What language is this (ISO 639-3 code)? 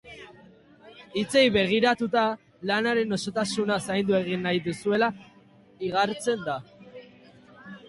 eus